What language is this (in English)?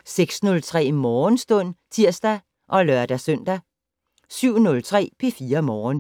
Danish